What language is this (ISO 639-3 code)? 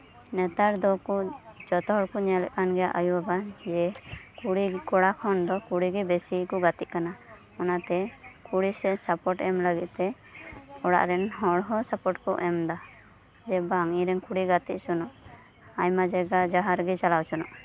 sat